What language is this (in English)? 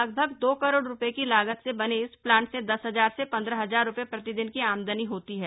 Hindi